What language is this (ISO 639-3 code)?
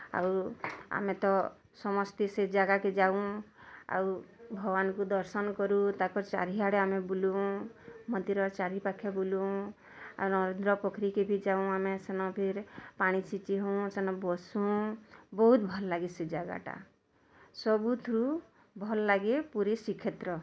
ori